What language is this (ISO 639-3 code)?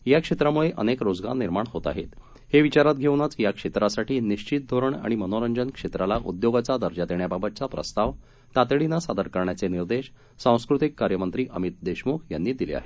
mar